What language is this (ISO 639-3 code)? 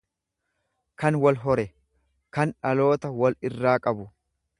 orm